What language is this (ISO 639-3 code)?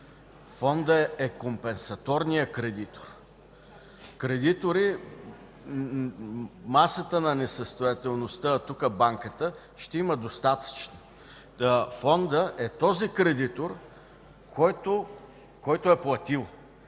bul